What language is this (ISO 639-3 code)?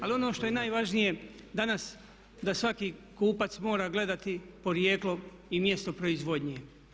hrv